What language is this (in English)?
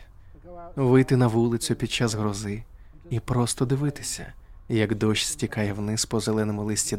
Ukrainian